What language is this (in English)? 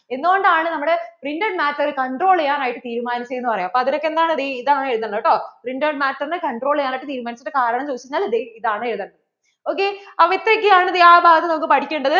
Malayalam